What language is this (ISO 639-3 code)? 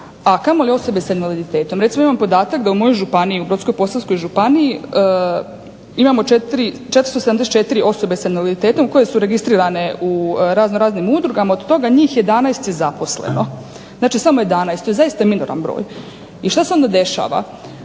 hrv